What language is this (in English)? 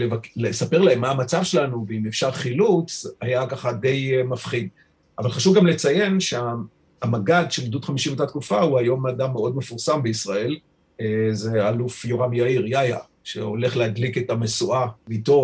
Hebrew